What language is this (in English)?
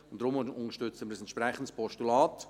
Swiss German